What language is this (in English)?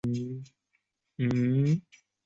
Chinese